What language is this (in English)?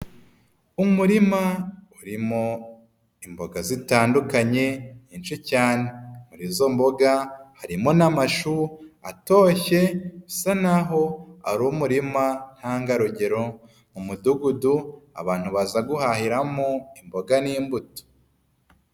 Kinyarwanda